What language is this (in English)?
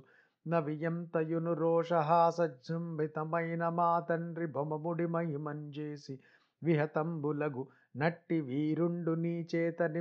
Telugu